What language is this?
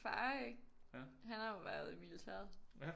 Danish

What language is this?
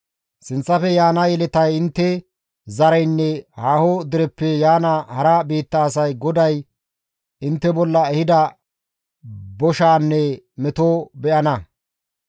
Gamo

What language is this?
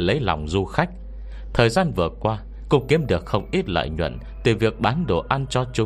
Vietnamese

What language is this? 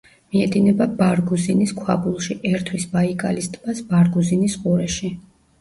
Georgian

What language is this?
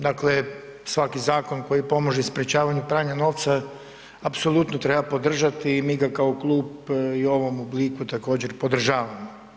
Croatian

